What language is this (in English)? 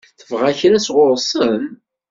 Kabyle